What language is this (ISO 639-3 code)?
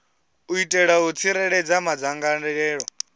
ven